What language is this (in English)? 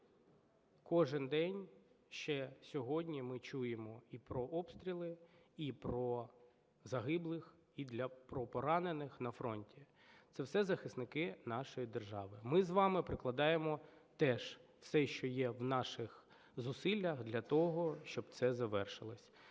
Ukrainian